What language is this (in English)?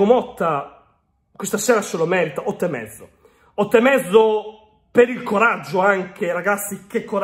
Italian